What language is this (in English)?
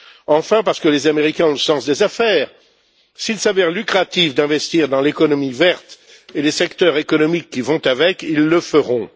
French